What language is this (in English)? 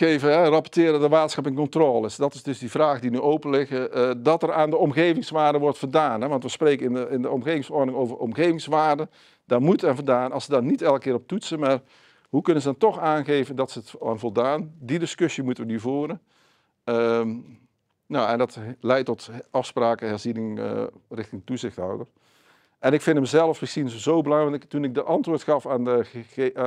Dutch